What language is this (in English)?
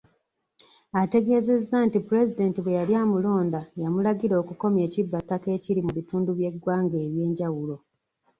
Ganda